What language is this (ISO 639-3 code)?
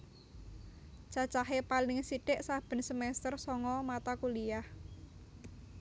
jav